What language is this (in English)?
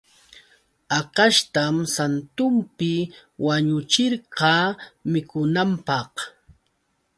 Yauyos Quechua